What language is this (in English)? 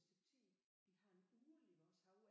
Danish